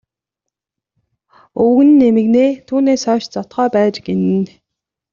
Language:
Mongolian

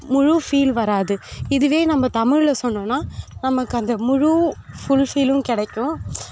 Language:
Tamil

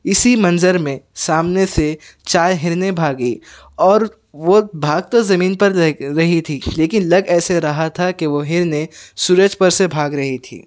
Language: Urdu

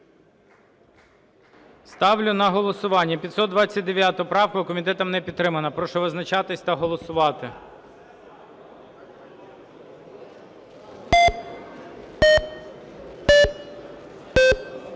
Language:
Ukrainian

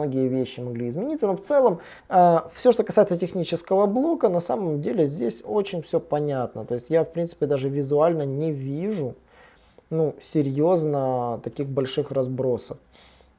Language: Russian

